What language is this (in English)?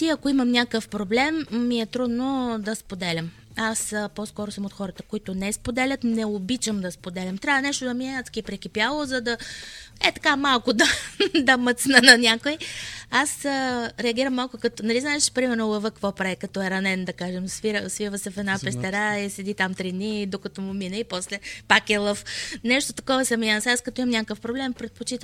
Bulgarian